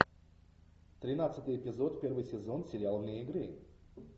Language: Russian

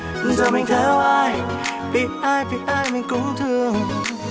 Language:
Vietnamese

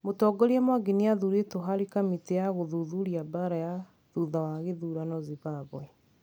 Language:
Kikuyu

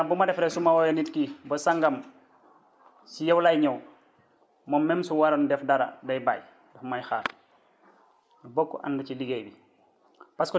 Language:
Wolof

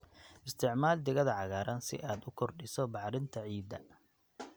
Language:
Somali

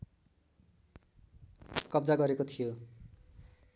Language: Nepali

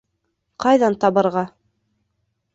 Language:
Bashkir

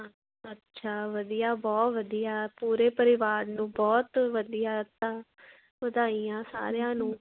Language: Punjabi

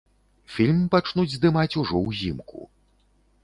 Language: Belarusian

